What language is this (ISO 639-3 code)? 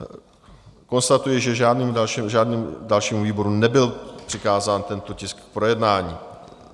ces